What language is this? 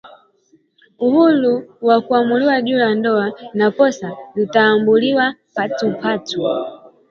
Swahili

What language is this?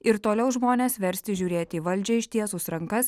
Lithuanian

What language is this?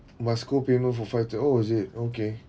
English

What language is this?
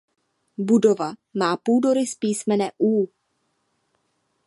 Czech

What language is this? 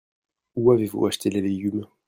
French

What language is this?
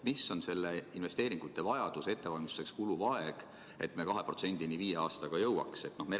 Estonian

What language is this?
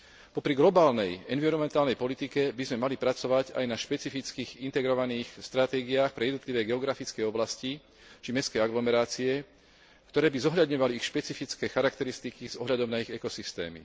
Slovak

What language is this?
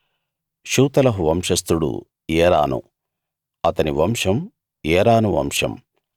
Telugu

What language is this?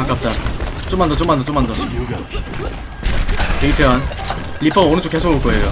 Korean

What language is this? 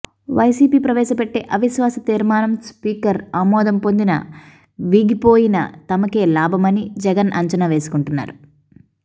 Telugu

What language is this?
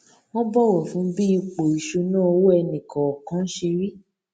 Yoruba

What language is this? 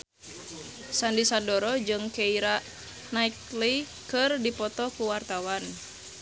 Sundanese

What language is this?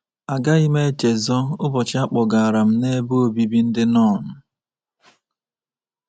Igbo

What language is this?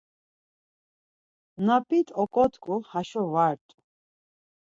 Laz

